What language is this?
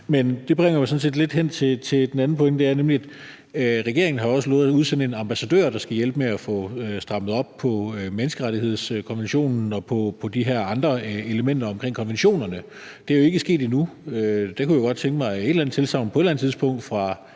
Danish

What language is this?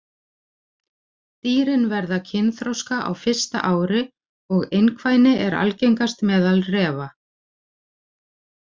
Icelandic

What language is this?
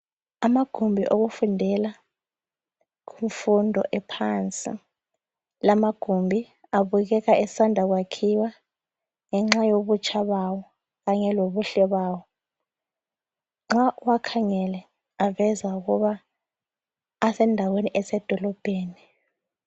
North Ndebele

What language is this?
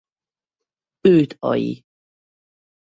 Hungarian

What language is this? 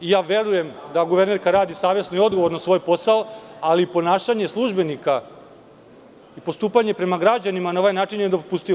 Serbian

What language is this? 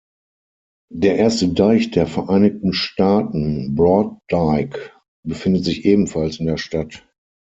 German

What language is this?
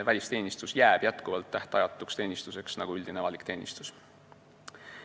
Estonian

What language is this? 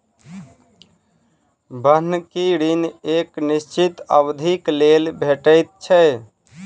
Maithili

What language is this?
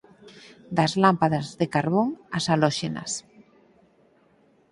Galician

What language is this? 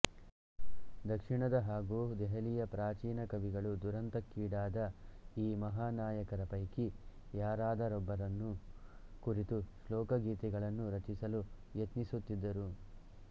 Kannada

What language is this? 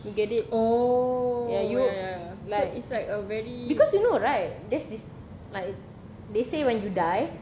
English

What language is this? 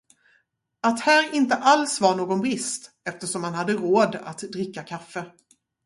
Swedish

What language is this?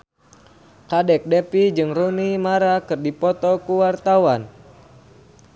Sundanese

